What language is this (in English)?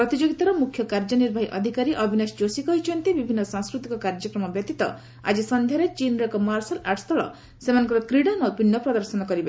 Odia